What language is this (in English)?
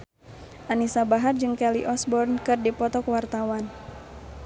Sundanese